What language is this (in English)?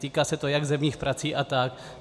Czech